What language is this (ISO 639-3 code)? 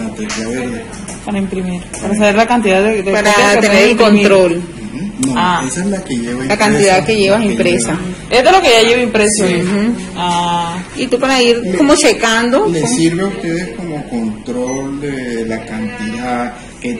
spa